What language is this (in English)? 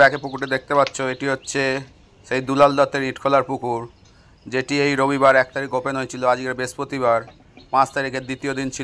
Bangla